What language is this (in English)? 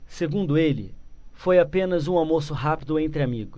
Portuguese